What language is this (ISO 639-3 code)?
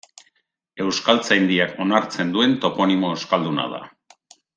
eus